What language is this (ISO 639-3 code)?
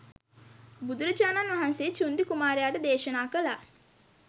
sin